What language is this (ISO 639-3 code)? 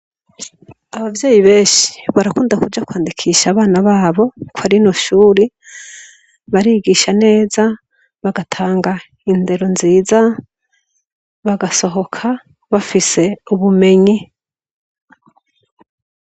run